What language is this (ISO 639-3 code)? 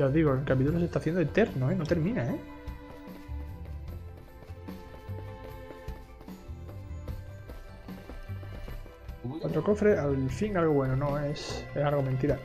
spa